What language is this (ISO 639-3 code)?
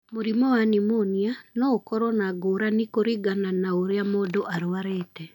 kik